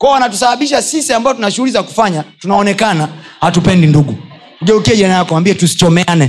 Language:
Swahili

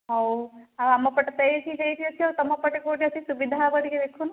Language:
Odia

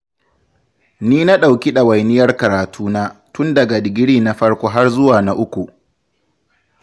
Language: Hausa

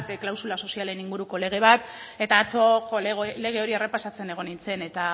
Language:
Basque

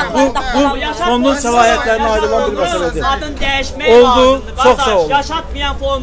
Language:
Turkish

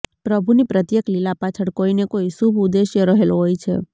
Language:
Gujarati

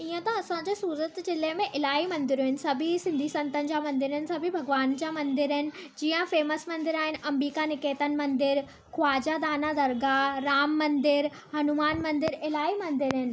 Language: Sindhi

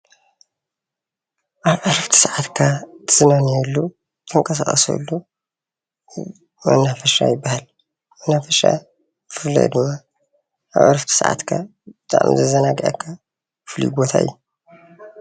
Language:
Tigrinya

